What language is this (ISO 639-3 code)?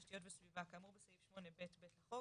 heb